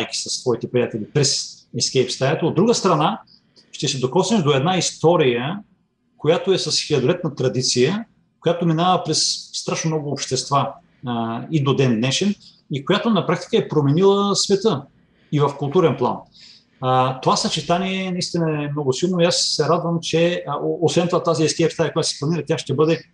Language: Bulgarian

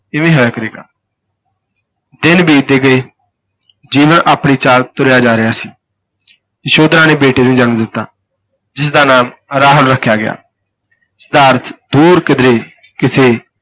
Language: Punjabi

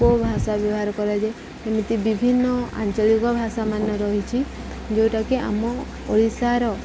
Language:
Odia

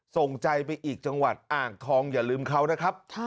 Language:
Thai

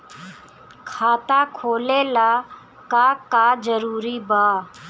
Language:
Bhojpuri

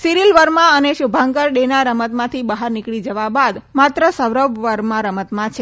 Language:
Gujarati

